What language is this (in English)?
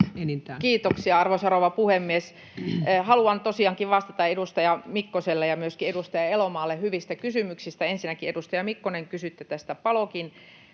Finnish